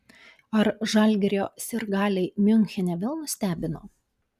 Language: Lithuanian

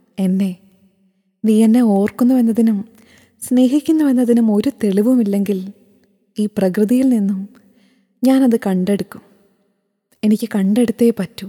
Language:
Malayalam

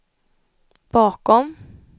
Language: Swedish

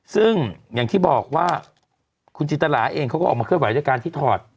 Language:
Thai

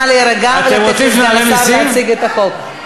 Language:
Hebrew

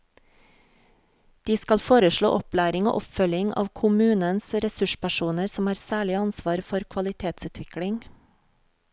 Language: Norwegian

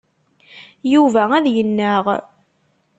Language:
Kabyle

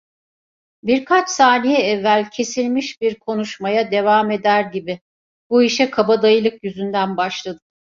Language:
Turkish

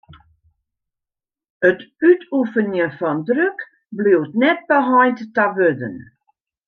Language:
Western Frisian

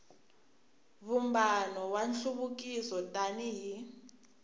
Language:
Tsonga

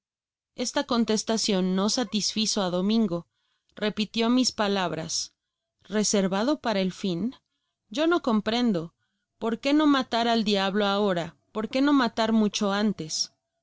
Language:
Spanish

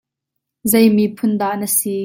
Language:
Hakha Chin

